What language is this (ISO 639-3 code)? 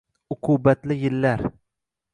uzb